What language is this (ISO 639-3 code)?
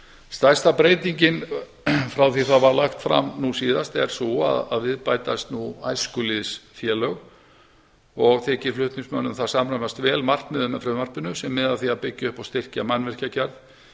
isl